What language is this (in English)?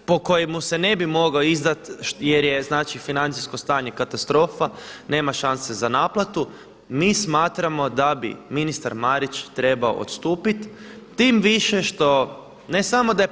Croatian